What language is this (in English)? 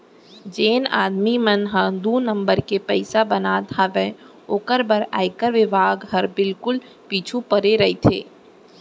Chhattisgarhi